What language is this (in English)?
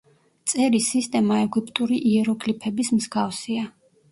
Georgian